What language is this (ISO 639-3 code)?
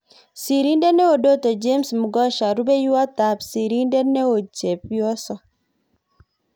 kln